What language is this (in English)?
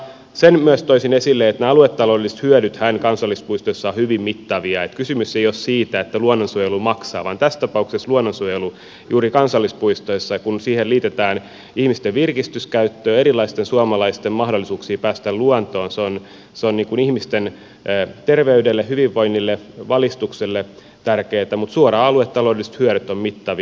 Finnish